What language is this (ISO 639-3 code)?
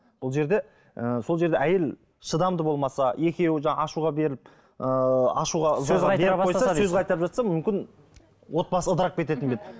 kaz